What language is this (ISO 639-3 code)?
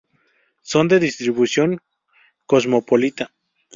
spa